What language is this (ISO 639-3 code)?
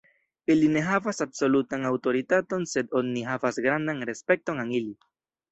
epo